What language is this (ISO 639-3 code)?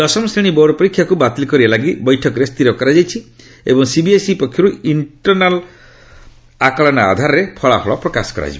ori